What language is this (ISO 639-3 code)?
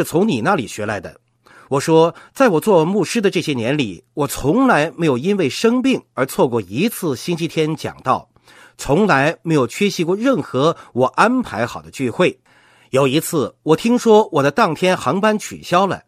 zho